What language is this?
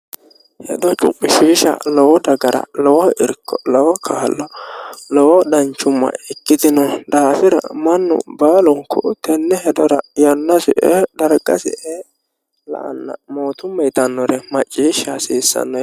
Sidamo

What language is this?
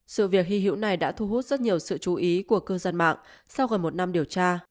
Vietnamese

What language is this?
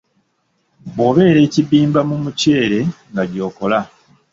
Ganda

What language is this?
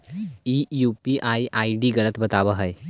Magahi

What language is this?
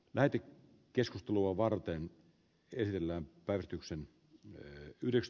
Finnish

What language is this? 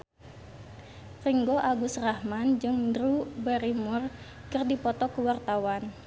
Sundanese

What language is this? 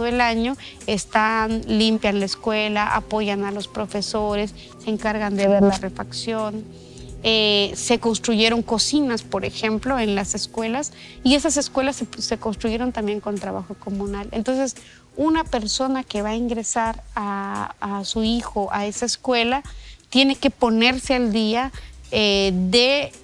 Spanish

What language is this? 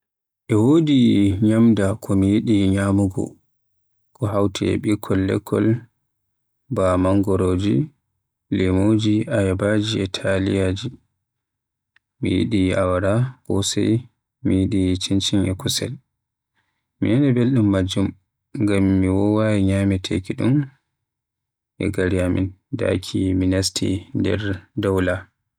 Western Niger Fulfulde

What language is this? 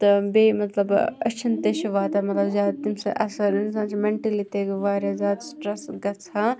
Kashmiri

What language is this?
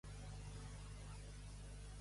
Catalan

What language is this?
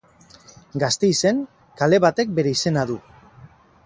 Basque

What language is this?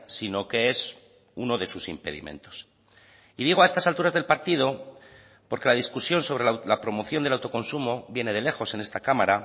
Spanish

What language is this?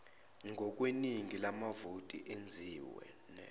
Zulu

